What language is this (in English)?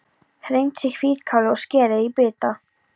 Icelandic